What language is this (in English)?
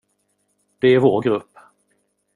Swedish